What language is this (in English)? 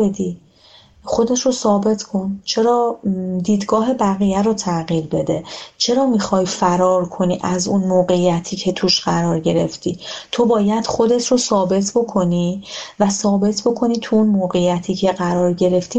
Persian